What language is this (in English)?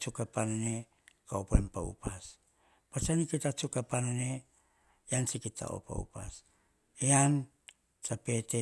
Hahon